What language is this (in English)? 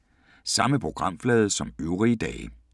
Danish